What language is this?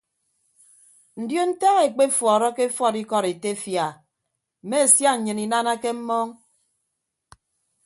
Ibibio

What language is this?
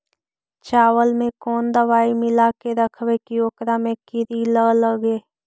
Magahi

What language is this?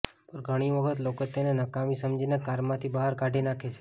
Gujarati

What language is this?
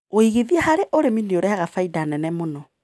Kikuyu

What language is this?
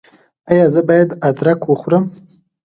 Pashto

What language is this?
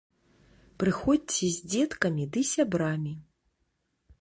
Belarusian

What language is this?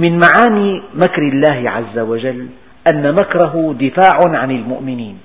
Arabic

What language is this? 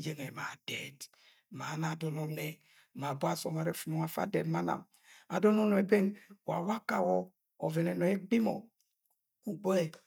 Agwagwune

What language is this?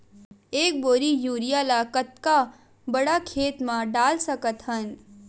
Chhattisgarhi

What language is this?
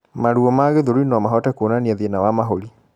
Kikuyu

